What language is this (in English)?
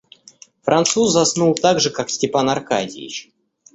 Russian